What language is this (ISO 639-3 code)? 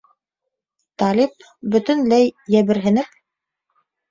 bak